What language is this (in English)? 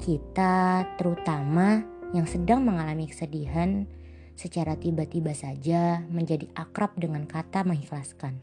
Indonesian